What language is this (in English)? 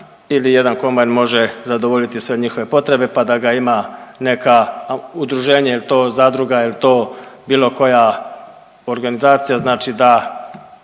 Croatian